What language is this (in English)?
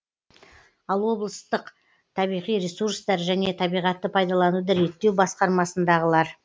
Kazakh